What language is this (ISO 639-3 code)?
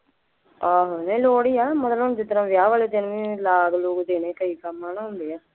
pan